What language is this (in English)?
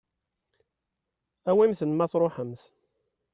Kabyle